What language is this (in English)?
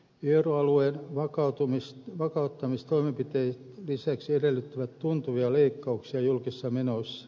Finnish